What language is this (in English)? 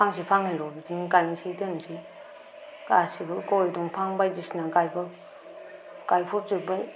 Bodo